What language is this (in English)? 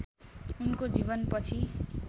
Nepali